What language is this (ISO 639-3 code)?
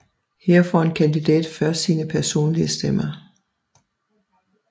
dan